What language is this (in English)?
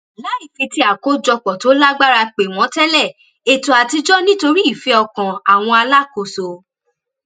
Yoruba